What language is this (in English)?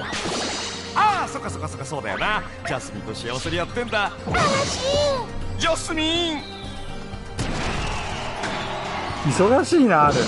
Japanese